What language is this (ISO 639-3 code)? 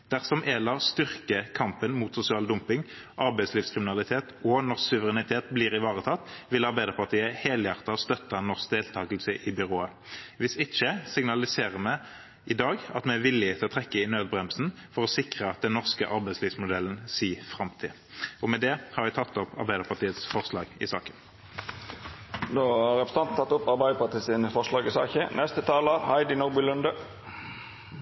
nor